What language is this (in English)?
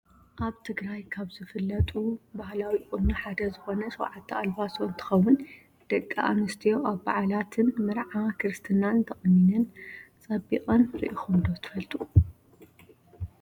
Tigrinya